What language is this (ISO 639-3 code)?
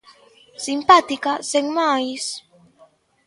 glg